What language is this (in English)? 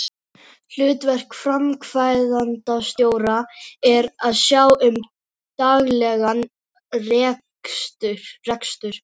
Icelandic